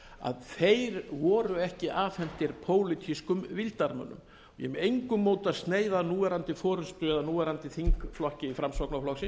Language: Icelandic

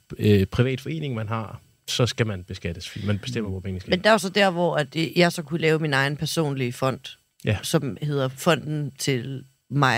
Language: Danish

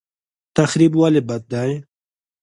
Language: Pashto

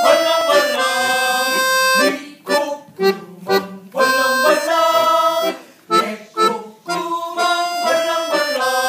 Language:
Greek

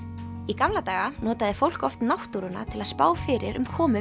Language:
Icelandic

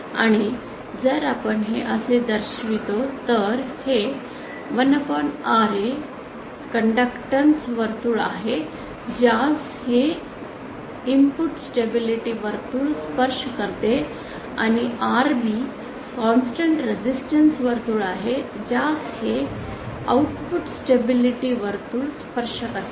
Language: Marathi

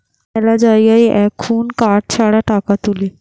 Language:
Bangla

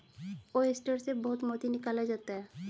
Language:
Hindi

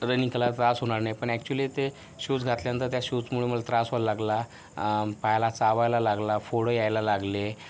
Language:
Marathi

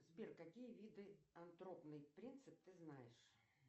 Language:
Russian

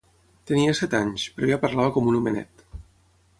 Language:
Catalan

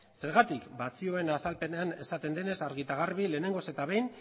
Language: Basque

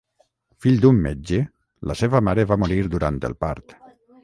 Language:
Catalan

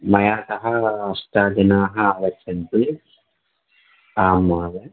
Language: Sanskrit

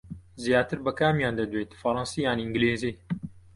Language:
Central Kurdish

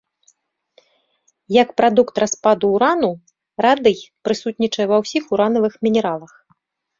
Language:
Belarusian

